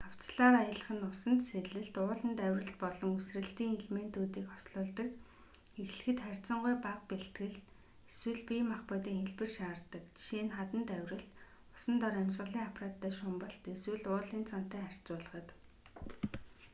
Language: Mongolian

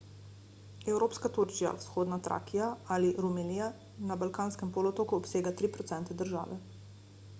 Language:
Slovenian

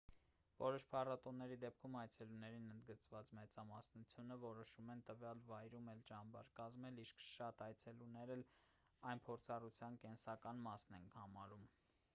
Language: Armenian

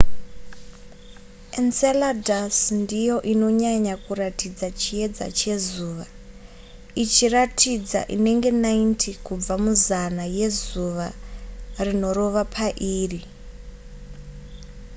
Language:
Shona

